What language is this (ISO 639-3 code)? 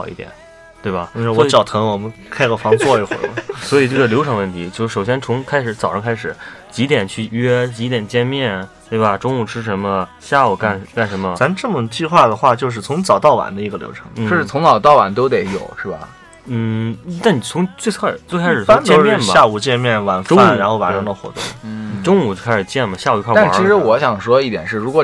zho